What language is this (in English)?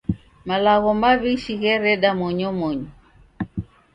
Taita